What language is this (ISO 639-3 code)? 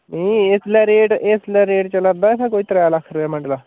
doi